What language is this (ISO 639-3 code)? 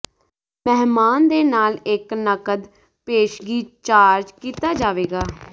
pan